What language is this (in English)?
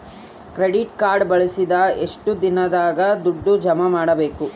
Kannada